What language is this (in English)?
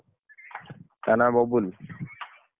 Odia